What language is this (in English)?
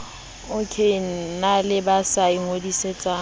Southern Sotho